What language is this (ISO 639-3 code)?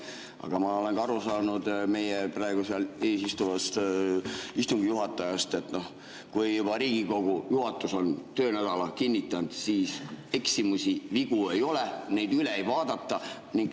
est